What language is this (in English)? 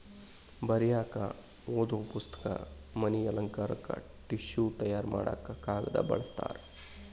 Kannada